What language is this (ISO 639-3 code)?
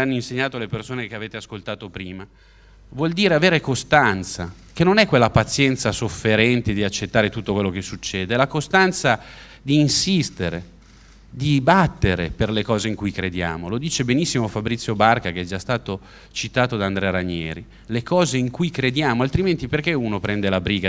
ita